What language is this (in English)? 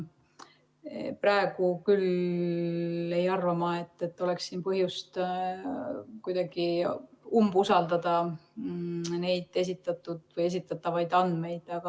Estonian